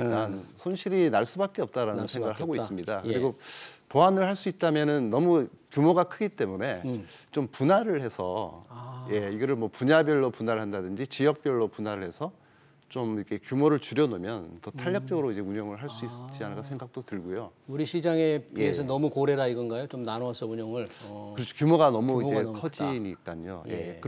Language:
Korean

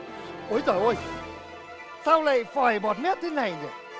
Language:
Vietnamese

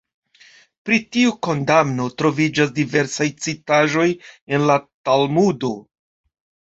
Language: Esperanto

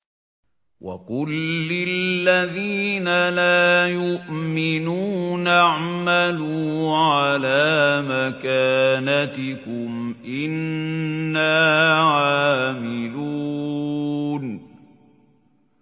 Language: Arabic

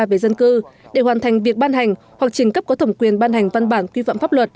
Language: Vietnamese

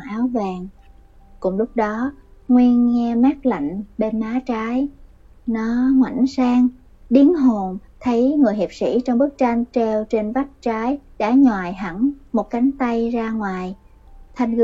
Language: Vietnamese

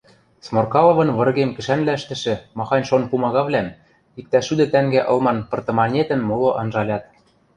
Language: Western Mari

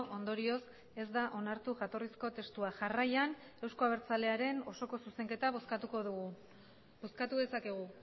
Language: Basque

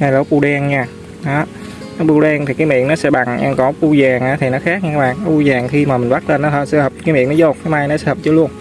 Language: Vietnamese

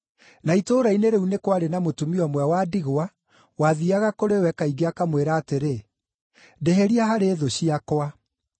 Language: Kikuyu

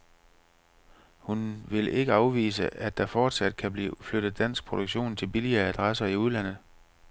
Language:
Danish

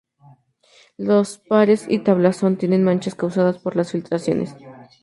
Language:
Spanish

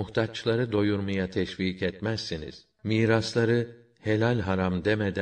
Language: Turkish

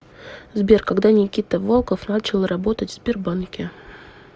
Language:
Russian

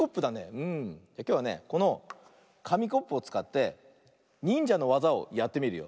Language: Japanese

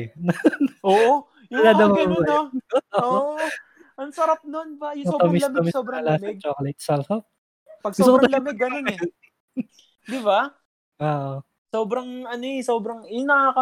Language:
Filipino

